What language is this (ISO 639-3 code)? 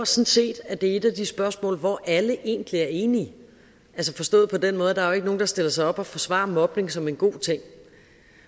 dan